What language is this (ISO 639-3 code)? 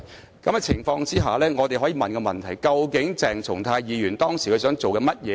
yue